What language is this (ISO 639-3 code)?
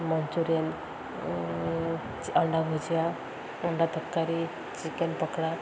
ori